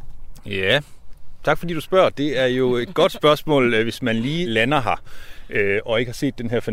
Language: Danish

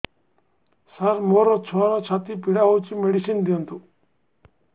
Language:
Odia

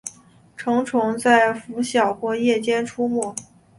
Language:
Chinese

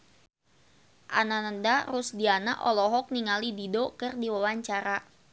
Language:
Sundanese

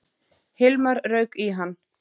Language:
Icelandic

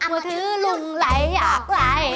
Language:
Thai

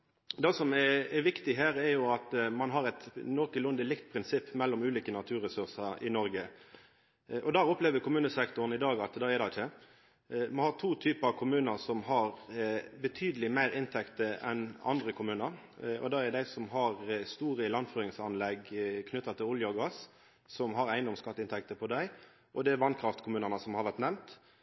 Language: Norwegian Nynorsk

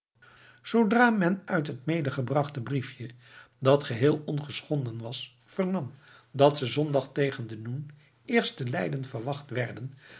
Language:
Dutch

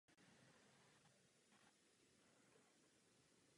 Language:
Czech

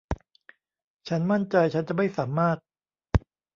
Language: Thai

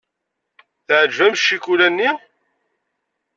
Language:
Kabyle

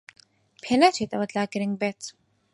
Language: Central Kurdish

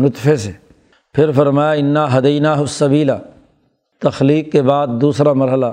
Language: Urdu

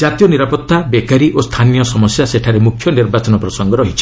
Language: Odia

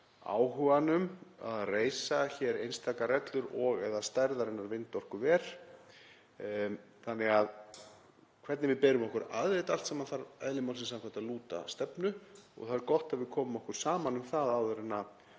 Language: Icelandic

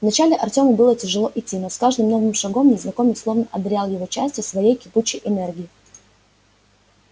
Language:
Russian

